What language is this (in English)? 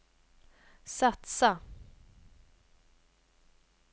Swedish